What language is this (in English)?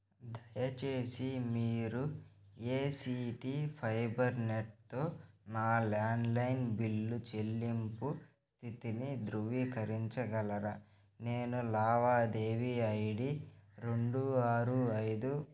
Telugu